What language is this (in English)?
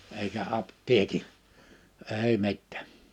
Finnish